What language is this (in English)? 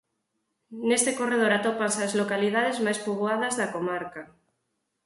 Galician